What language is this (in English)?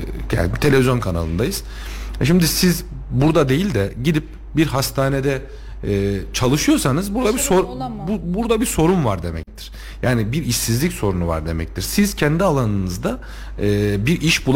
Turkish